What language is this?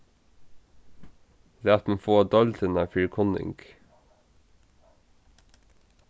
Faroese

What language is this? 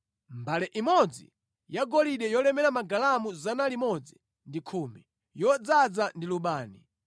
Nyanja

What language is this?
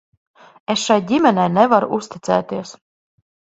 Latvian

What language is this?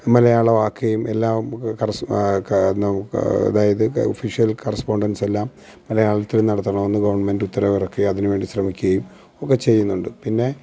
Malayalam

